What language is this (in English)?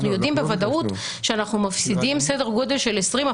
Hebrew